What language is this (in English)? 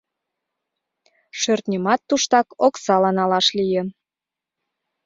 Mari